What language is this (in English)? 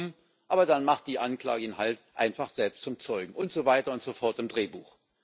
German